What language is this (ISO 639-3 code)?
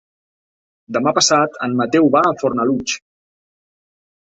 cat